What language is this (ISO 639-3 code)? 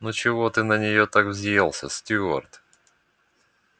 rus